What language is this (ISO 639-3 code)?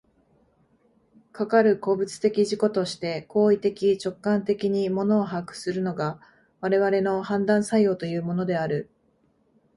jpn